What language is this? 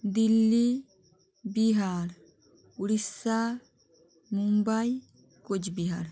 Bangla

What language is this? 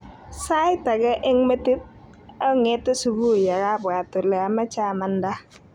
Kalenjin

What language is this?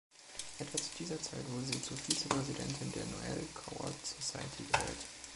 German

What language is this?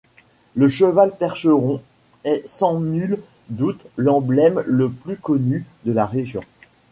French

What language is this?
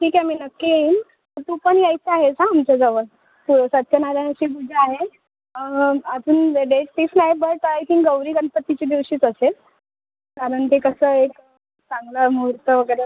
Marathi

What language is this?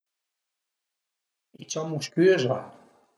Piedmontese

